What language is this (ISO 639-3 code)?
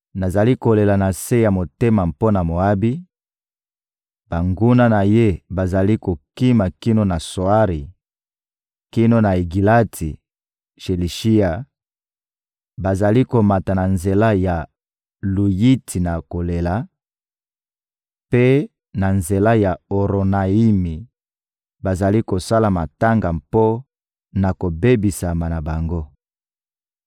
lin